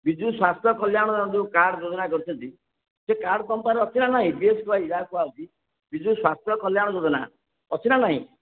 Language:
Odia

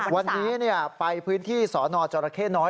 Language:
Thai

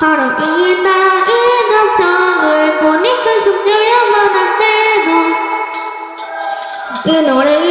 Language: Korean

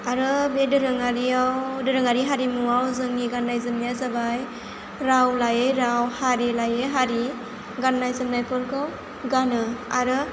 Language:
Bodo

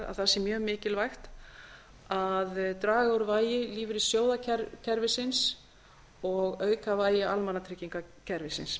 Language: Icelandic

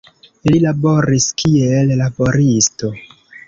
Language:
Esperanto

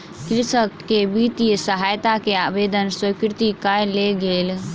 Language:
Maithili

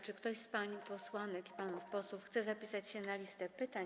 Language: Polish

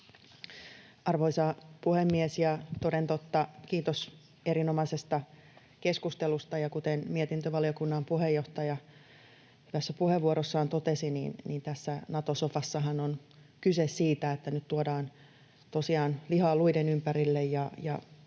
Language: Finnish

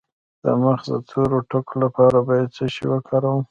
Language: Pashto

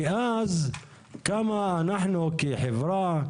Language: Hebrew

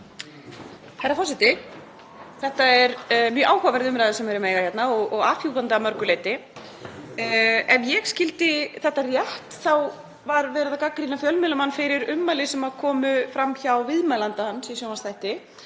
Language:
Icelandic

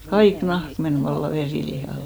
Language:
Finnish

